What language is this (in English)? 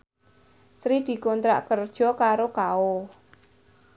Javanese